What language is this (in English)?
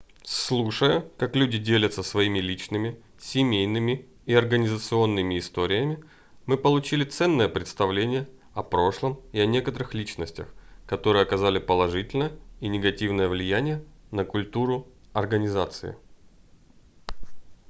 Russian